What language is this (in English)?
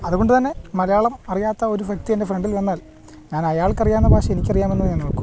Malayalam